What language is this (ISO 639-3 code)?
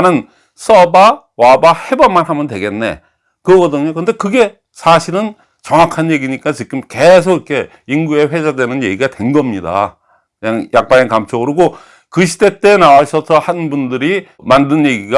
kor